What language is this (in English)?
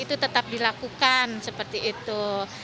Indonesian